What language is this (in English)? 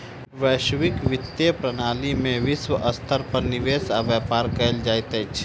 Maithili